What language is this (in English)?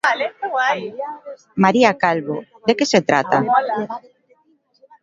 Galician